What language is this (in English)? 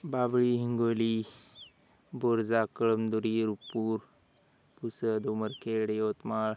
Marathi